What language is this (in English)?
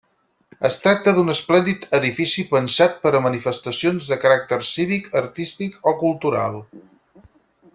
Catalan